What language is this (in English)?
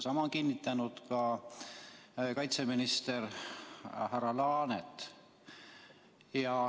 Estonian